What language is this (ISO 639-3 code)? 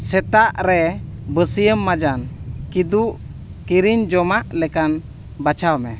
sat